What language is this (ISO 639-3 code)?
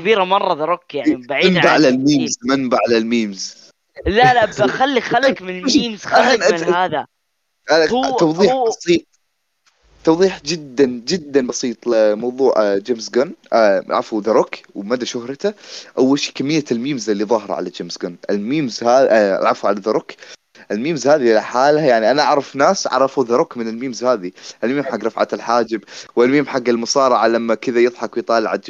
ara